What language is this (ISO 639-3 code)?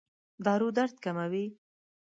pus